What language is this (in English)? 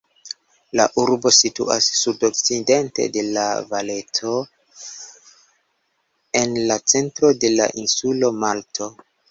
Esperanto